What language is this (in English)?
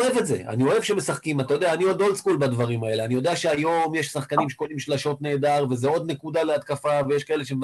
Hebrew